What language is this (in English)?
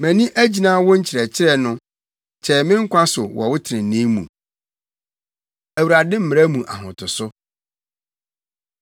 Akan